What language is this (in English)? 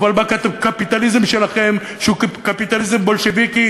Hebrew